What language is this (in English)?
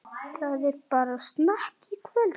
Icelandic